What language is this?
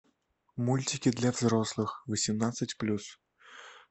Russian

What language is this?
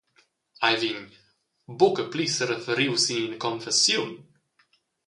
Romansh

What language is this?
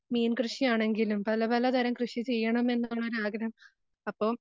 Malayalam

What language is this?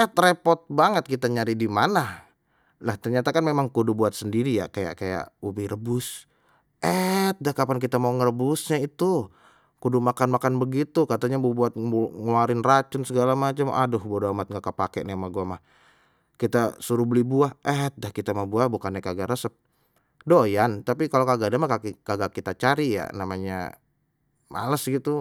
Betawi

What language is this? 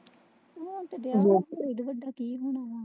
Punjabi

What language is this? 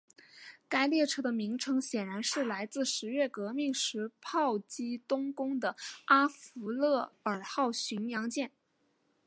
Chinese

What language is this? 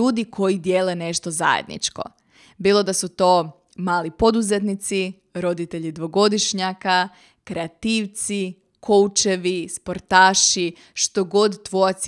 Croatian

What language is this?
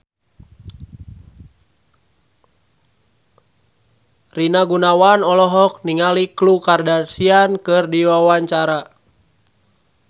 Sundanese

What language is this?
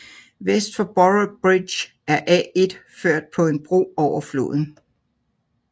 Danish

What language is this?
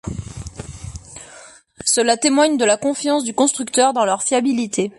French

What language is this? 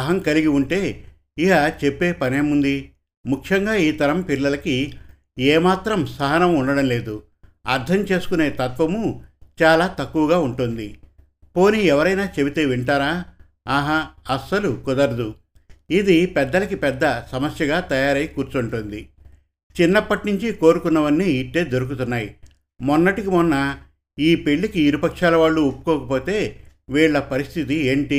Telugu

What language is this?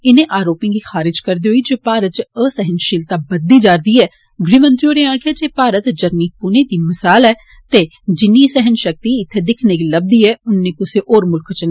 Dogri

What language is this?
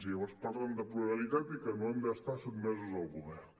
Catalan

